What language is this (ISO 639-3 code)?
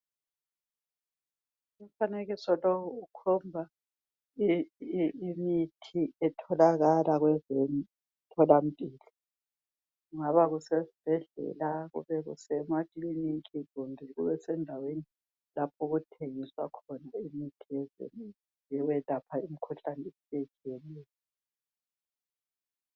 nde